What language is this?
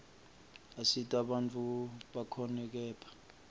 Swati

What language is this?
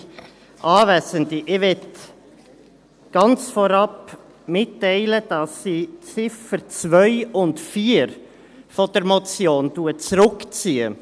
Swiss German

